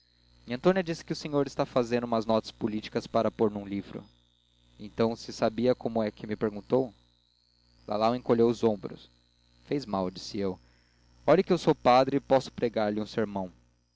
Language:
Portuguese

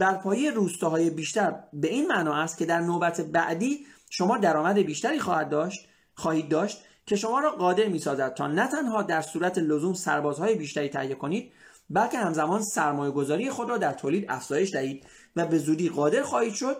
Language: Persian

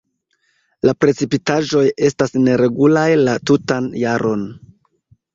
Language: Esperanto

